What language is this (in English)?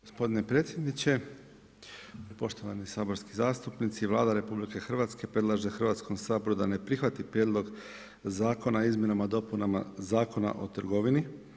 Croatian